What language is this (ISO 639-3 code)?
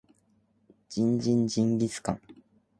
jpn